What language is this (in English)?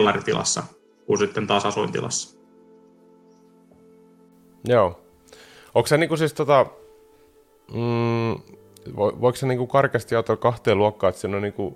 Finnish